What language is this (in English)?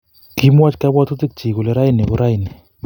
Kalenjin